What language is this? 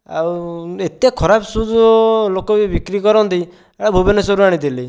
Odia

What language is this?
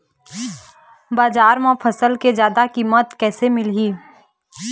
Chhattisgarhi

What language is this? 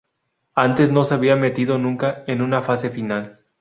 Spanish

